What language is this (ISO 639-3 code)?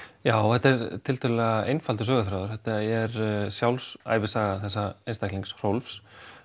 isl